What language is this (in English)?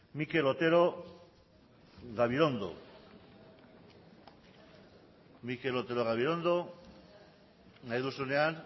Basque